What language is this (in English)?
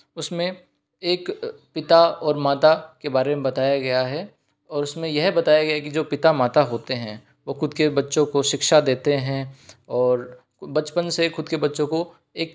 Hindi